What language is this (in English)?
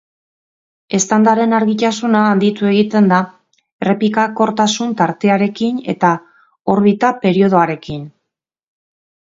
Basque